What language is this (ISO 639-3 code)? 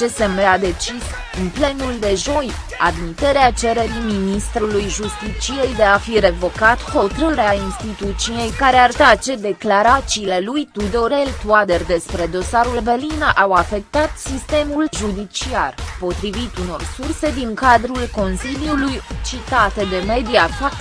ron